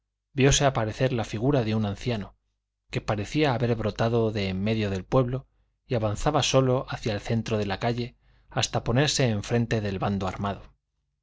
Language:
Spanish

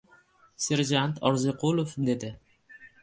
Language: Uzbek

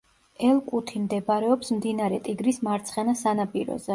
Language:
Georgian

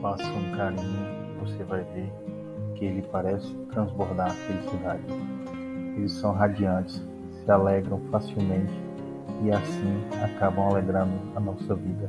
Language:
Portuguese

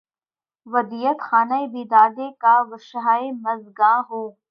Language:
Urdu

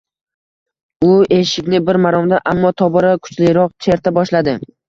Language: Uzbek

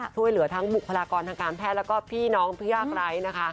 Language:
Thai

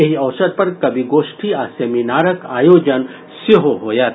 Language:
Maithili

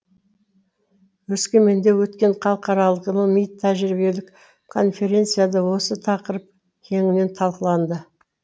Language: Kazakh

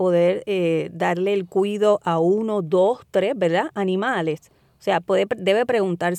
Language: Spanish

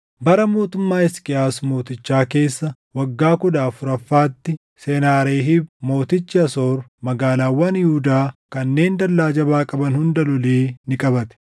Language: Oromo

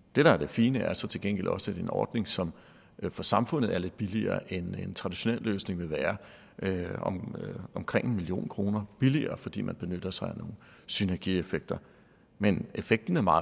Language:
Danish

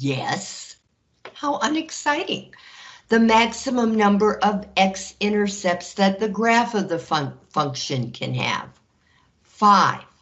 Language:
English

